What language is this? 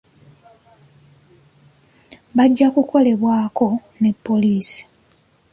Ganda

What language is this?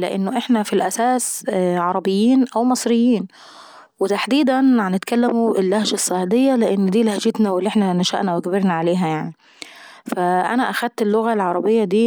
Saidi Arabic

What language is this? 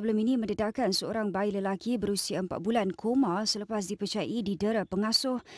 Malay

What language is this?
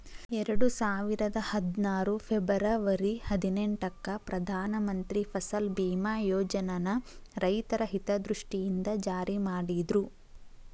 Kannada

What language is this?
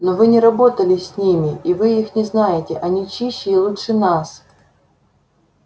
Russian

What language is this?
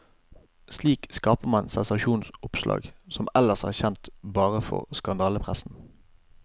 Norwegian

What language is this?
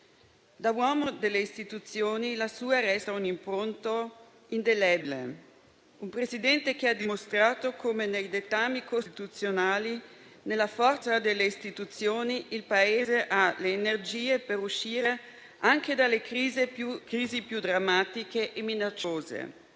Italian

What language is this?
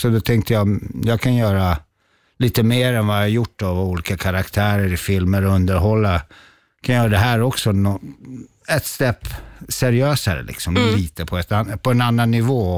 Swedish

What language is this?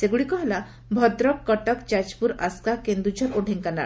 Odia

